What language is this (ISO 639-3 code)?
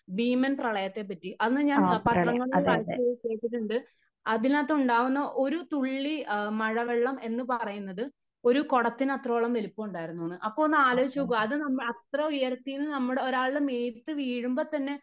mal